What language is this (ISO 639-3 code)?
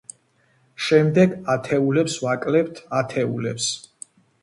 kat